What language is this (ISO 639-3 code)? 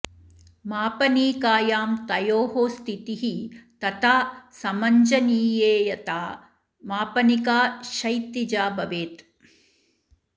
san